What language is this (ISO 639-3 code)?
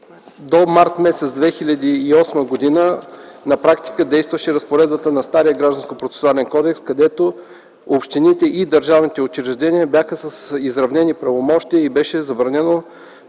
bul